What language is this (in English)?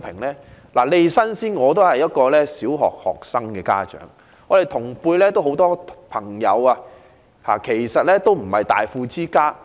Cantonese